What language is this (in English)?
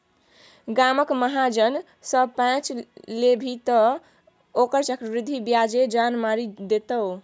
Maithili